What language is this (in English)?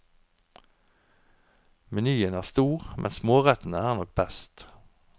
Norwegian